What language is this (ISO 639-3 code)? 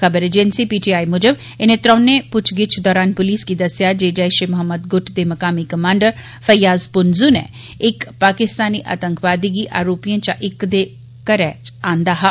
doi